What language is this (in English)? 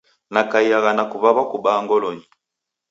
Taita